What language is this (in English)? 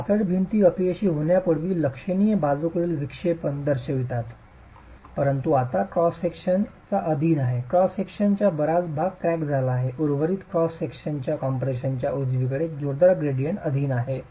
Marathi